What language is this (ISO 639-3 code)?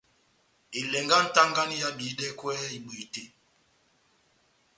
bnm